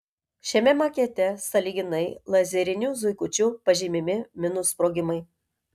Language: Lithuanian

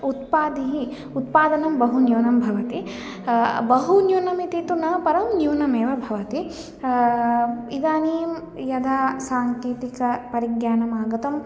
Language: Sanskrit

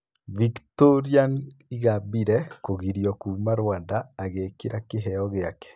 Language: Kikuyu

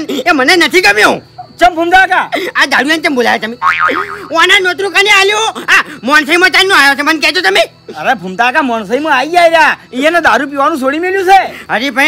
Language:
Gujarati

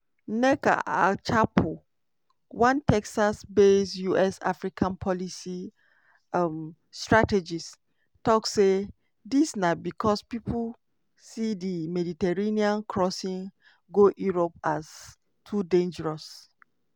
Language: Nigerian Pidgin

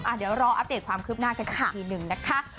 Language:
Thai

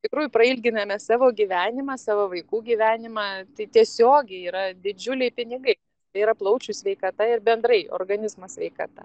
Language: Lithuanian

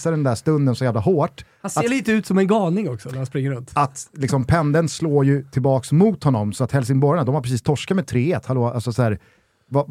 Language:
Swedish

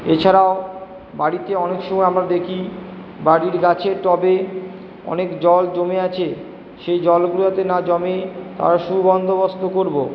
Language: Bangla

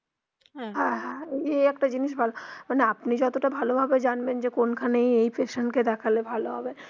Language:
Bangla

